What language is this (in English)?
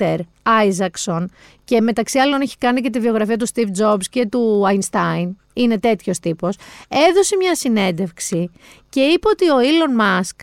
Greek